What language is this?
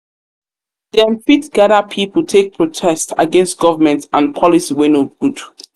Nigerian Pidgin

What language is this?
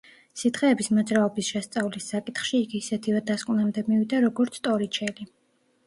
Georgian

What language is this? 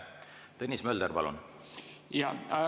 Estonian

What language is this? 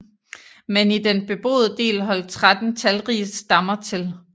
Danish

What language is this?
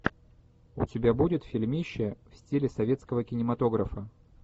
Russian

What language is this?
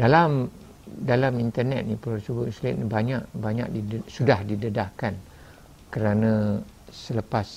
Malay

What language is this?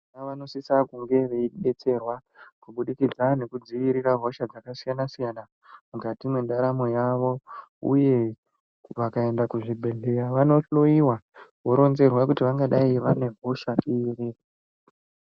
Ndau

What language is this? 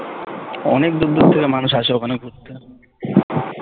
Bangla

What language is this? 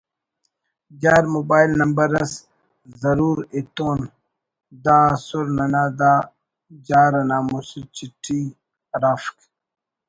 Brahui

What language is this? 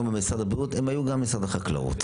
Hebrew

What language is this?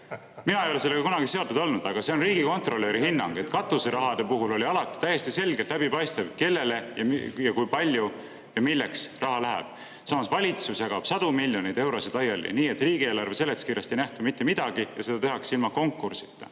Estonian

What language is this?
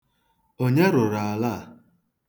Igbo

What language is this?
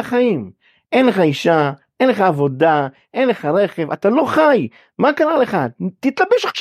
Hebrew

